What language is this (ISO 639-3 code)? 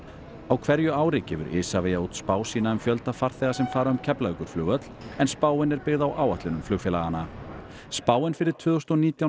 isl